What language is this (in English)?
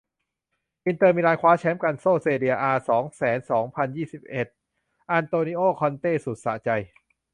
Thai